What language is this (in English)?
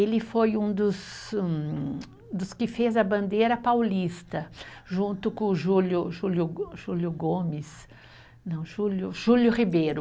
Portuguese